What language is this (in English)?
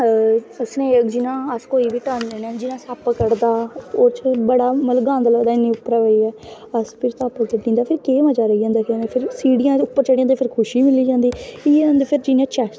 Dogri